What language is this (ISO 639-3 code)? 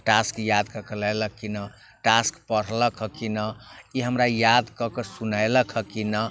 mai